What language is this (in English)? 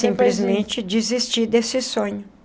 Portuguese